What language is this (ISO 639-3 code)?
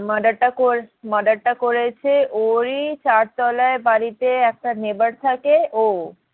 ben